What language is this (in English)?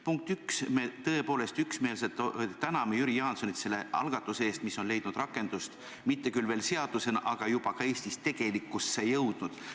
Estonian